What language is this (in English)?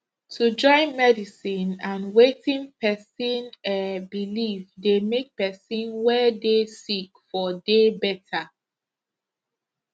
Nigerian Pidgin